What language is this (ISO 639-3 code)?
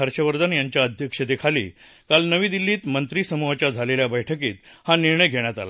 mar